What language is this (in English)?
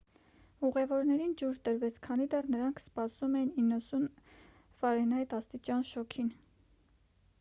Armenian